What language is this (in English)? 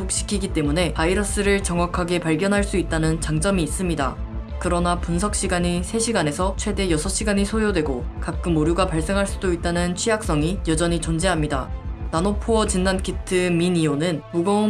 Korean